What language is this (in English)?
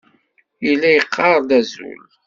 Kabyle